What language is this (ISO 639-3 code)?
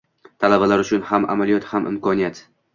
uzb